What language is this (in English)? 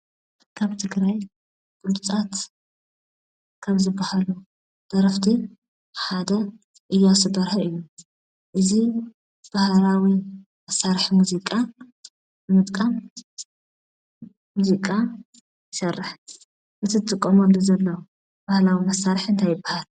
Tigrinya